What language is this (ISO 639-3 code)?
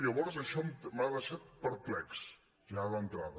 cat